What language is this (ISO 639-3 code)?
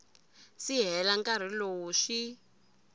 tso